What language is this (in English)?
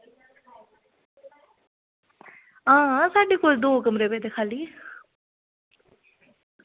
Dogri